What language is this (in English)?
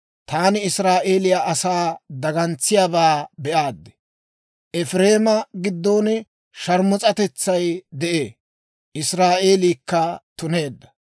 Dawro